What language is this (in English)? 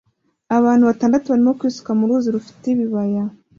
Kinyarwanda